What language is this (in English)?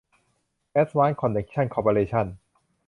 Thai